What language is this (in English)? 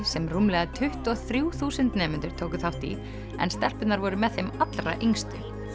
Icelandic